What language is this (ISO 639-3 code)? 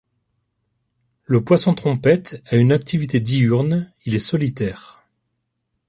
fra